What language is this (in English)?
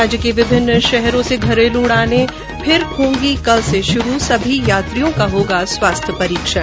Hindi